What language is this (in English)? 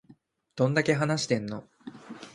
Japanese